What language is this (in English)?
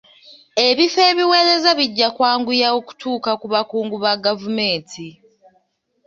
Ganda